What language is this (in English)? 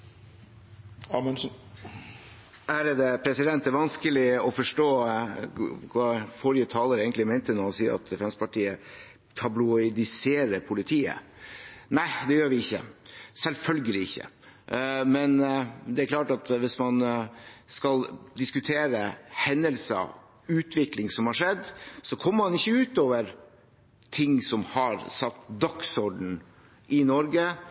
Norwegian Bokmål